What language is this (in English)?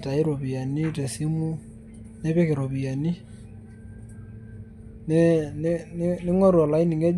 Masai